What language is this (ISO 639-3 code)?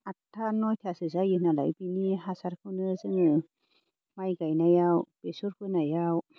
brx